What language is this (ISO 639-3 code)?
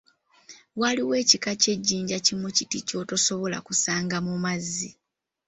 lug